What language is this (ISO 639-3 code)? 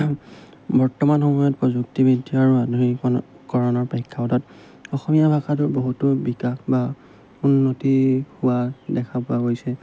asm